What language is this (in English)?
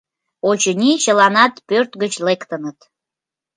Mari